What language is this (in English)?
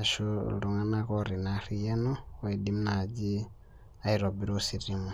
Masai